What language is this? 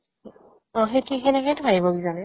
Assamese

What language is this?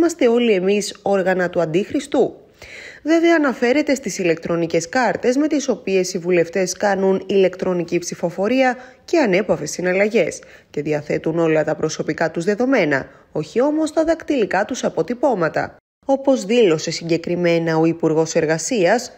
Greek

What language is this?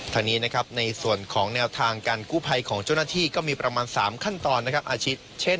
Thai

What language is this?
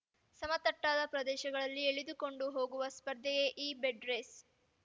Kannada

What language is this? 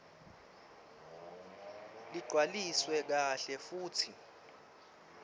Swati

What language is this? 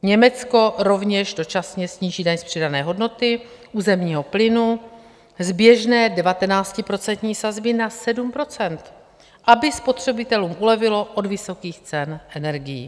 Czech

